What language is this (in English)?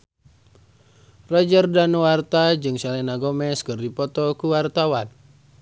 Sundanese